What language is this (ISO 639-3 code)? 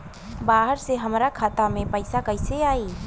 bho